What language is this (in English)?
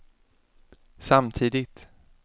Swedish